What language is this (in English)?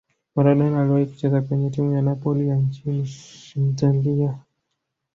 Swahili